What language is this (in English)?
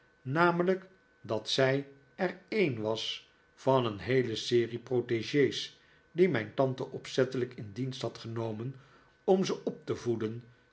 Dutch